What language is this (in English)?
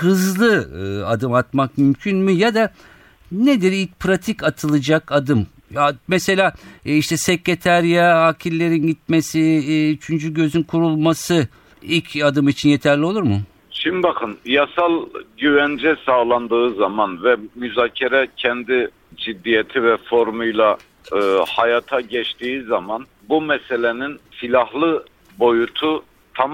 Turkish